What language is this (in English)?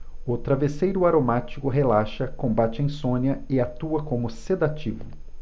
Portuguese